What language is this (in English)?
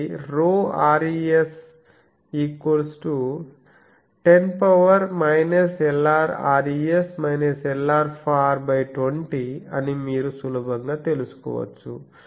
Telugu